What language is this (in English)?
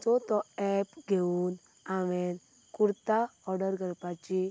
Konkani